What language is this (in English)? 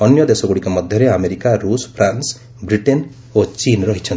Odia